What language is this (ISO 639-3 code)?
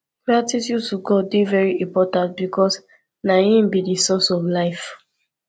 pcm